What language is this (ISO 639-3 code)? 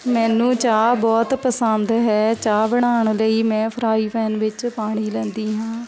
pan